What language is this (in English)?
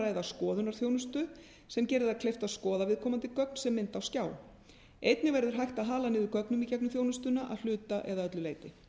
Icelandic